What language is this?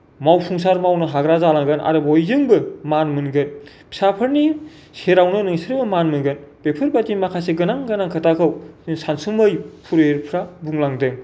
Bodo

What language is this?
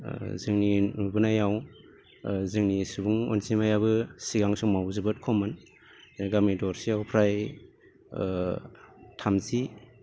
Bodo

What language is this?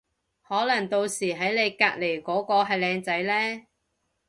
Cantonese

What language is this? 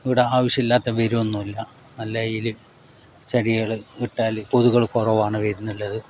Malayalam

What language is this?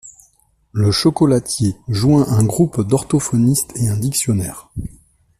French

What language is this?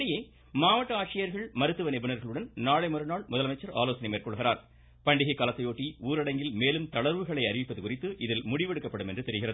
Tamil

